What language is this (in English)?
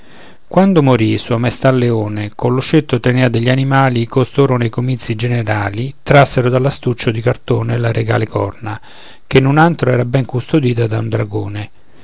Italian